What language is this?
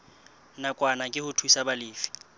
Southern Sotho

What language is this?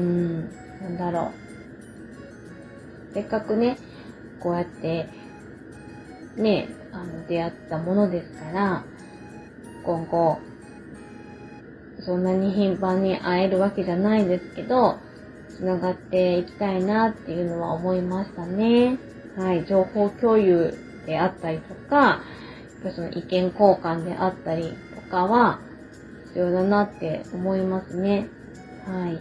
Japanese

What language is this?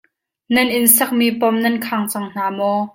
Hakha Chin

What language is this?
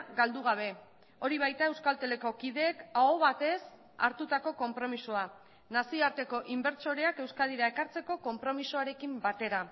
Basque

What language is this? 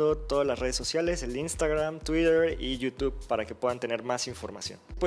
Spanish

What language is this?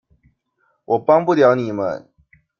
Chinese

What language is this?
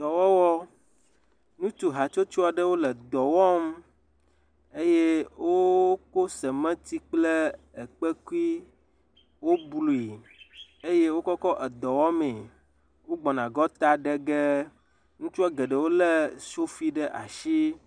Ewe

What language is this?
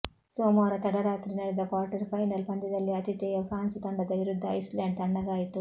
Kannada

